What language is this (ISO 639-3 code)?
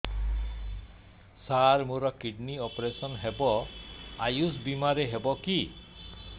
ori